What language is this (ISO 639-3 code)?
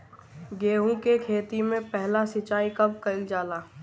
bho